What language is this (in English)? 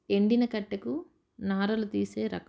Telugu